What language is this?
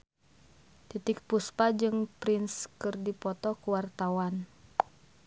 Sundanese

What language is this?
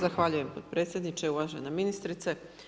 Croatian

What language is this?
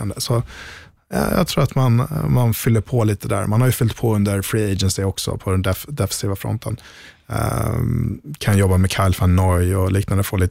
Swedish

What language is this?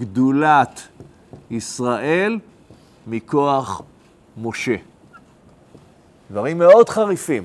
Hebrew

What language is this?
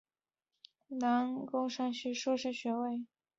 Chinese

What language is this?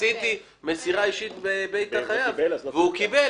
Hebrew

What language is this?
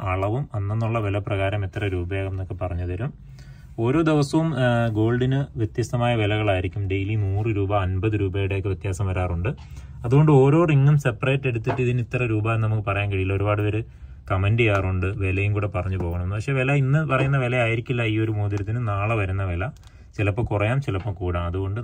Malayalam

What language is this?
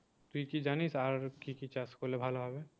Bangla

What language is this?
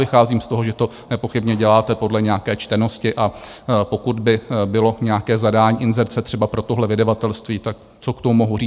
Czech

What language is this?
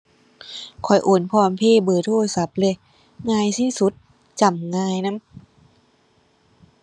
Thai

